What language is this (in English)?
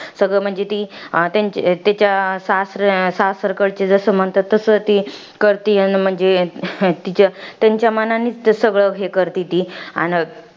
Marathi